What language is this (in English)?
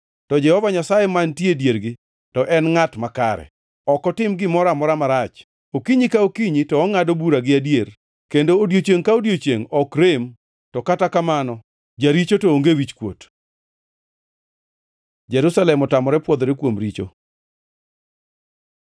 Luo (Kenya and Tanzania)